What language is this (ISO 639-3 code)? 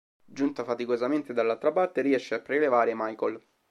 ita